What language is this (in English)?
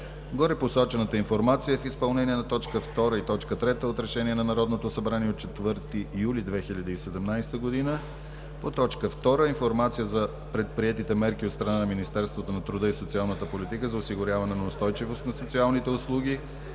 Bulgarian